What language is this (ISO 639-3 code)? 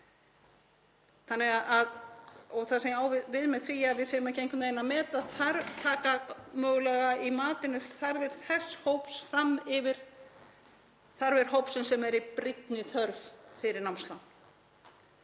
isl